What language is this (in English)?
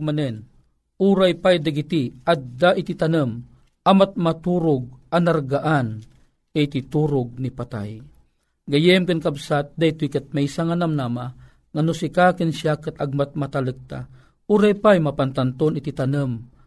Filipino